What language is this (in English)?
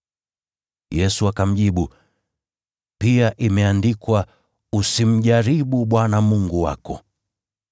Swahili